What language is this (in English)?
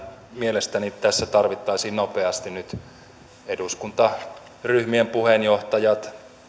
Finnish